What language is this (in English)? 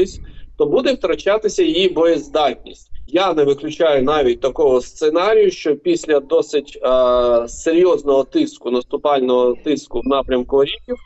Ukrainian